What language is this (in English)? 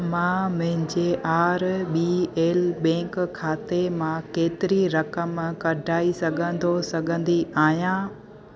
Sindhi